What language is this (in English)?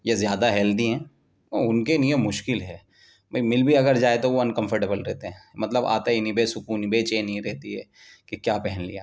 Urdu